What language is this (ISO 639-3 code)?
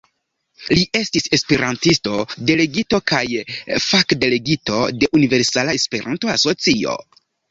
epo